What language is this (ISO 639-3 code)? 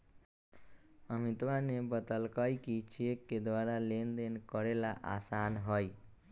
mag